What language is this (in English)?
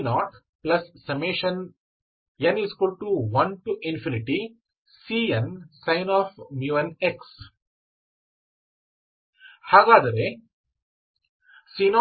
Kannada